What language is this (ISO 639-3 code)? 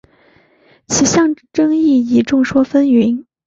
zho